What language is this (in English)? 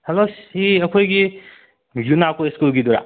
Manipuri